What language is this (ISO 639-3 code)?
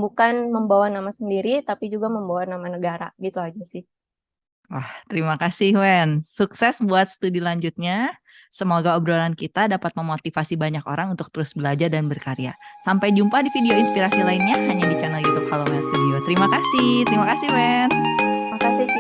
ind